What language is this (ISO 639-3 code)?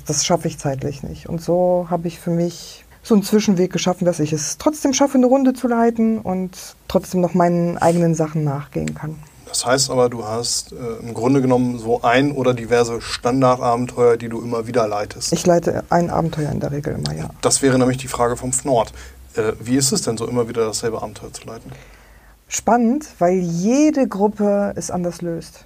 deu